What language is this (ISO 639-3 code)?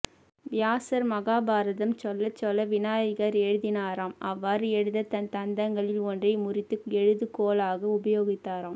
tam